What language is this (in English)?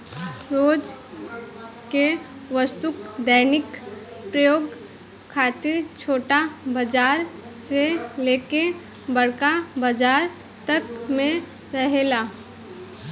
Bhojpuri